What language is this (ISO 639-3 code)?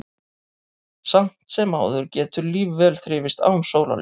isl